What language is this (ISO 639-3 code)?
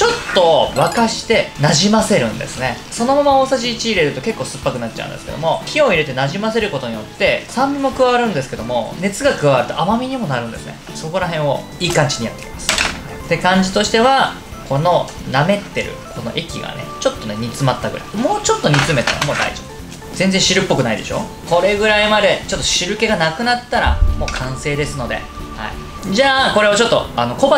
jpn